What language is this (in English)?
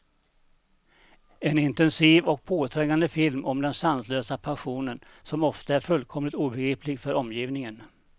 Swedish